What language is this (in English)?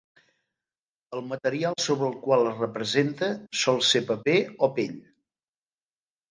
Catalan